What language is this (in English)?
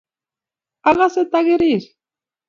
Kalenjin